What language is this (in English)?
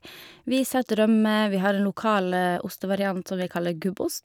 Norwegian